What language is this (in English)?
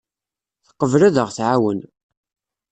Kabyle